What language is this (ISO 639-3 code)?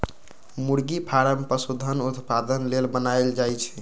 mag